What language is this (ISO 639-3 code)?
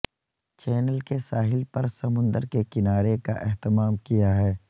urd